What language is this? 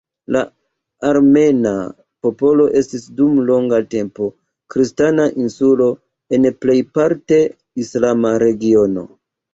Esperanto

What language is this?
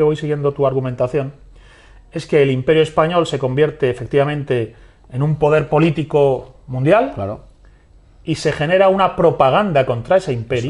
Spanish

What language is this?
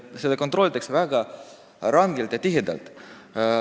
Estonian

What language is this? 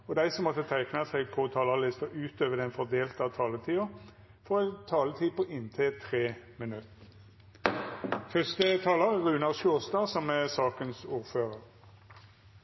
Norwegian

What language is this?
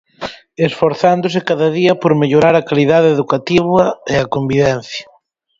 Galician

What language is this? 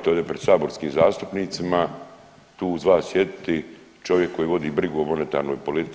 Croatian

